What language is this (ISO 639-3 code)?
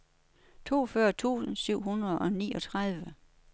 dan